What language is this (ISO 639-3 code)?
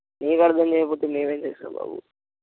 tel